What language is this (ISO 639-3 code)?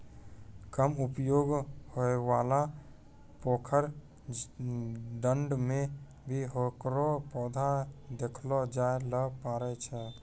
mai